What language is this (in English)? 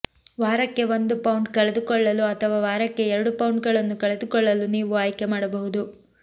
Kannada